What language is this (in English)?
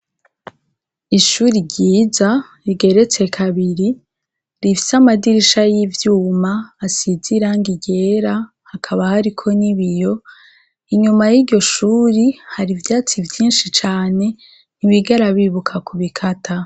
Rundi